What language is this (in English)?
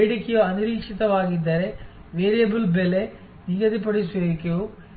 Kannada